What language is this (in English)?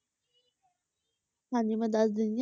Punjabi